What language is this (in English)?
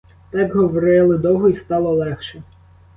Ukrainian